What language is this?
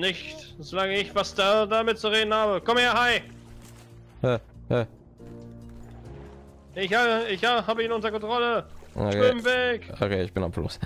German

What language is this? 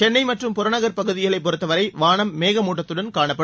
Tamil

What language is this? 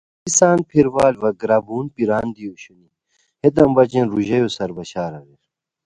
Khowar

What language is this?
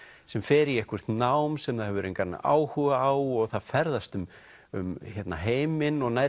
Icelandic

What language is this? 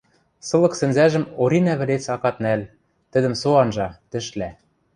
Western Mari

